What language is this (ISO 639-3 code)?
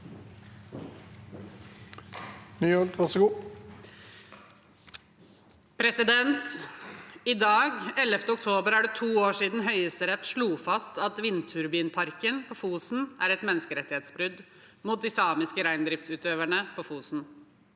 nor